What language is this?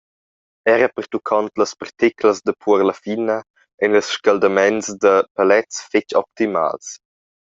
Romansh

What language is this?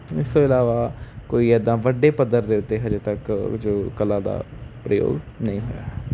Punjabi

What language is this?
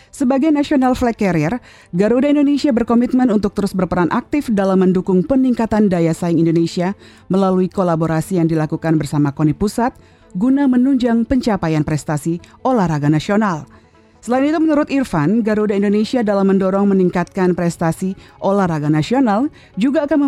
Indonesian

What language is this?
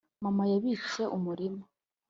Kinyarwanda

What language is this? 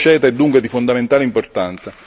Italian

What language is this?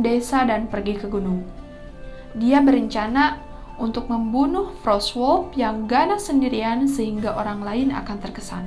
Indonesian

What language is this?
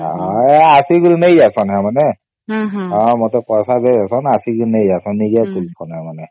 Odia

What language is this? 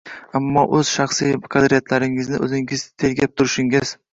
Uzbek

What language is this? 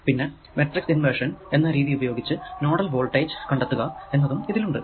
Malayalam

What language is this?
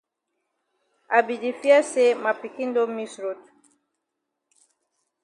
Cameroon Pidgin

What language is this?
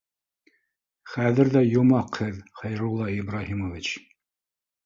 Bashkir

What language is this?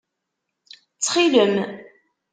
Kabyle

